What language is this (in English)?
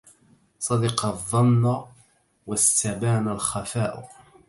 Arabic